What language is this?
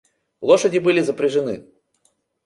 Russian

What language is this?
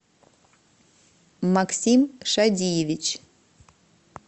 Russian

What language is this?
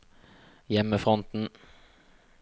Norwegian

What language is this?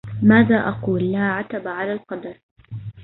Arabic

